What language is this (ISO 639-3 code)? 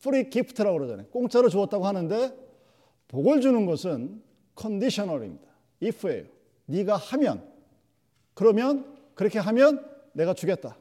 kor